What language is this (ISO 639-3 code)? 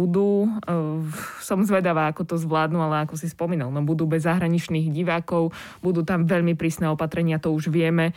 slk